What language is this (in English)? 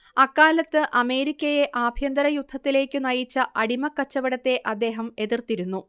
Malayalam